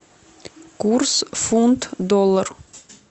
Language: Russian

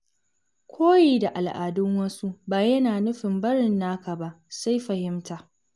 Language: Hausa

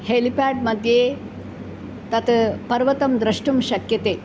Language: Sanskrit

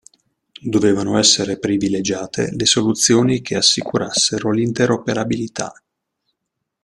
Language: Italian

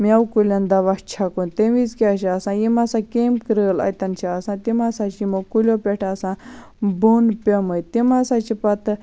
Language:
Kashmiri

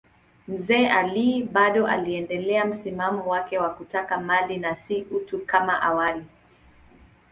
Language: Swahili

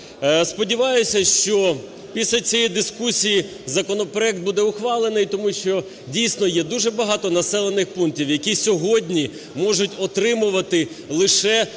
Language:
Ukrainian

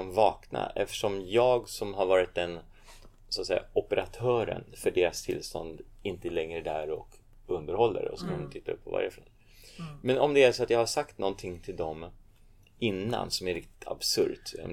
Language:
Swedish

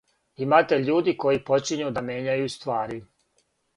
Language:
Serbian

